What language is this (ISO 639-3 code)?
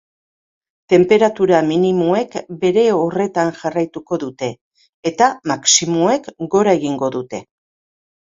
eus